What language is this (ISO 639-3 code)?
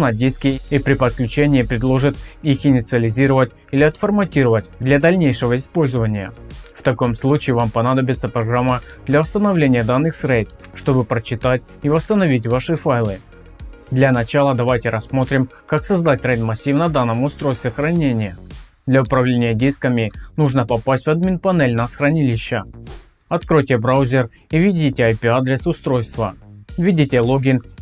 rus